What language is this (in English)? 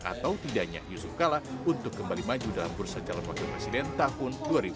Indonesian